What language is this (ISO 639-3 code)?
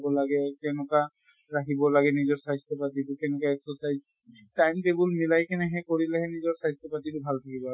asm